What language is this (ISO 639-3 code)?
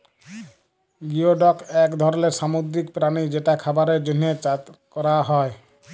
ben